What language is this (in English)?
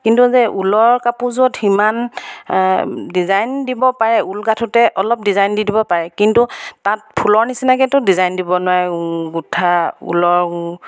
Assamese